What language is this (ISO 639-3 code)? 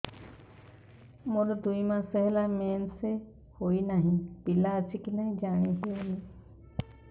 ori